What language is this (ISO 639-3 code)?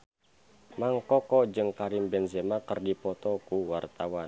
sun